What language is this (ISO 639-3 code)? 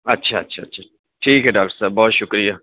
urd